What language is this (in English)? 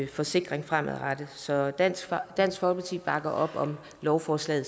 Danish